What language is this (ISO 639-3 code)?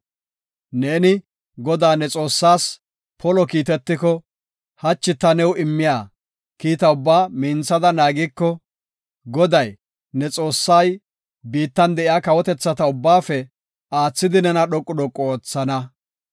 gof